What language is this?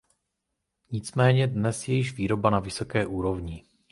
Czech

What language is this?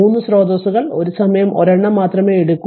Malayalam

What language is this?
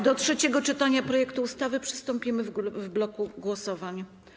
Polish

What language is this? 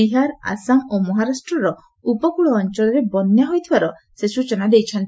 Odia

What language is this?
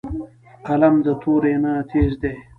Pashto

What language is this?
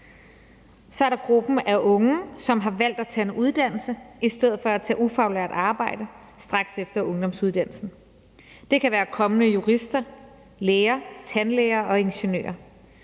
Danish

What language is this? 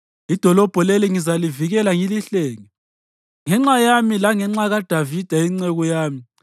North Ndebele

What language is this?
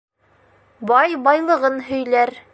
Bashkir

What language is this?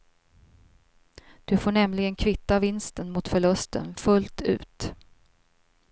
Swedish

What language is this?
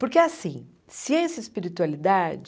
Portuguese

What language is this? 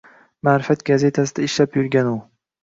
Uzbek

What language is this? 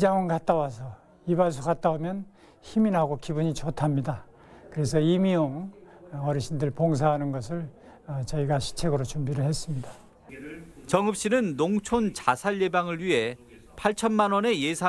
Korean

